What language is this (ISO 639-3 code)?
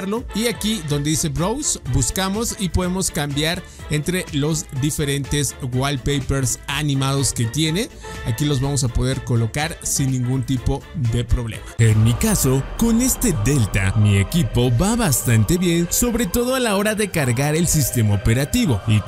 spa